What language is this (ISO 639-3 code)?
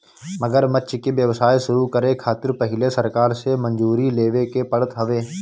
bho